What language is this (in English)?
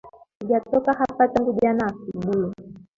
Swahili